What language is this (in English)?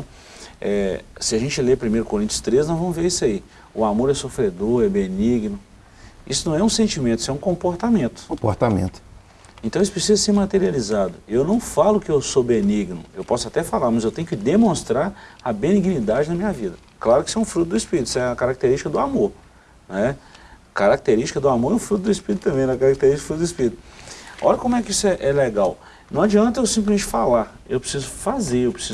Portuguese